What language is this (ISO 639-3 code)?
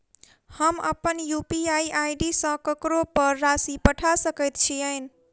mai